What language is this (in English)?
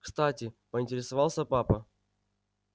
Russian